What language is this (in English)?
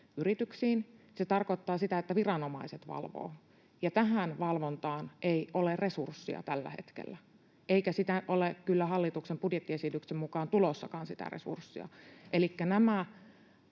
Finnish